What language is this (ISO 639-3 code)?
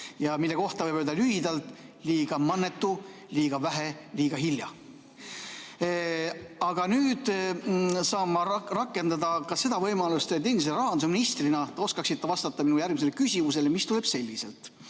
est